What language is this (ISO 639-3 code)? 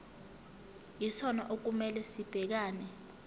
zul